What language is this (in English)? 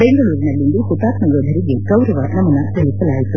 Kannada